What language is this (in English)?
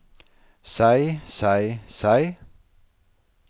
Norwegian